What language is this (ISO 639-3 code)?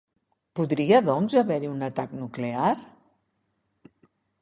cat